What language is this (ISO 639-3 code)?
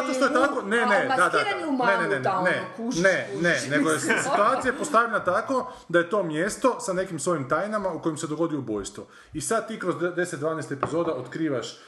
hrv